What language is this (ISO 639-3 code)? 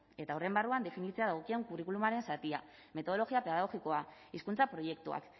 eus